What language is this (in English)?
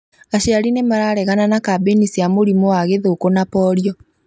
Kikuyu